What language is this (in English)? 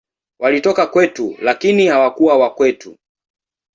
Swahili